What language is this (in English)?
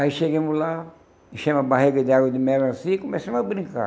Portuguese